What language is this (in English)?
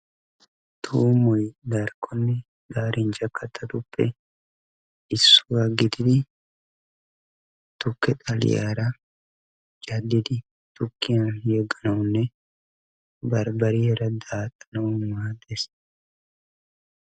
Wolaytta